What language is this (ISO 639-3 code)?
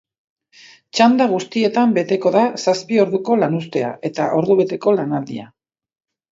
eus